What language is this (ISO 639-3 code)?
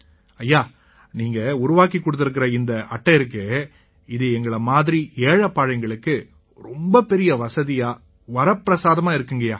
tam